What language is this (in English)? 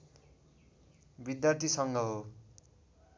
Nepali